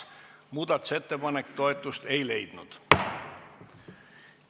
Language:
Estonian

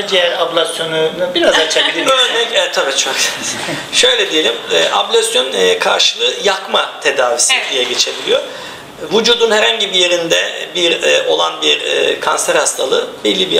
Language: Turkish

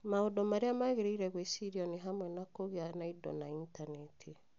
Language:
Kikuyu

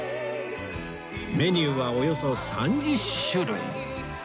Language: Japanese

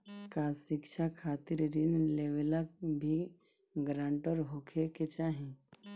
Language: Bhojpuri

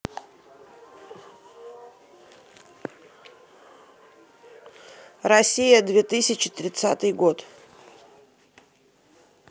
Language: Russian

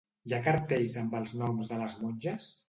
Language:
Catalan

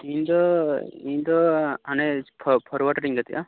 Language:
Santali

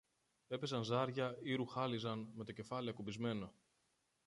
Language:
Greek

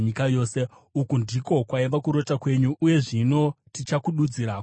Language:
Shona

